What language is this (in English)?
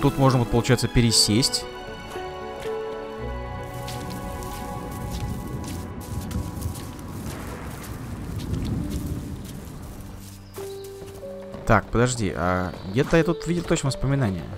Russian